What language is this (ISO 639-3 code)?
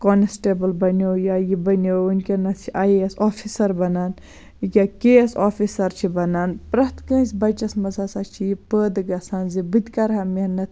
kas